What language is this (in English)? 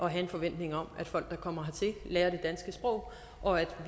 Danish